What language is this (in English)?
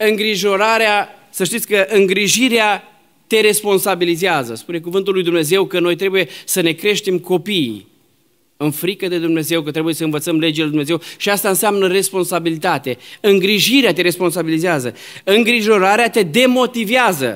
Romanian